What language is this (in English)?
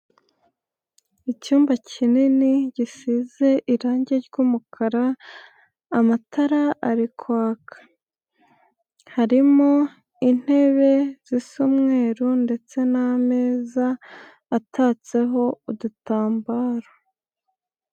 Kinyarwanda